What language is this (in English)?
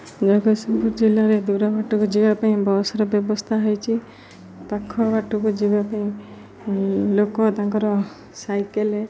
Odia